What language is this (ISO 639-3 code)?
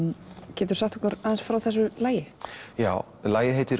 isl